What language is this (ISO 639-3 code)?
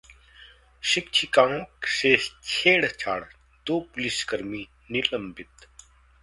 hin